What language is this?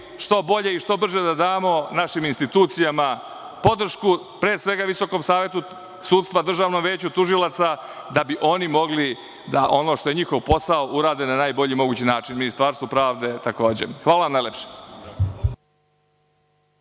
Serbian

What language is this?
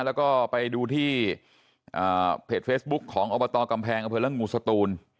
Thai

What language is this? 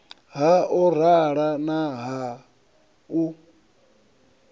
Venda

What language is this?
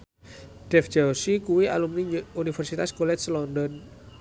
Javanese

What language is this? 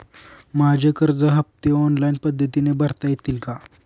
Marathi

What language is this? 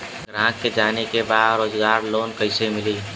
Bhojpuri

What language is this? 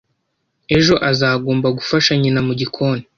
Kinyarwanda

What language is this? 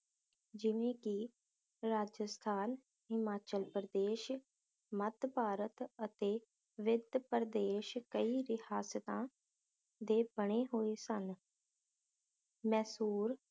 Punjabi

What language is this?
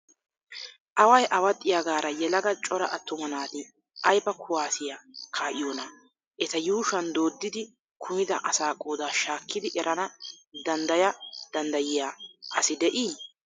Wolaytta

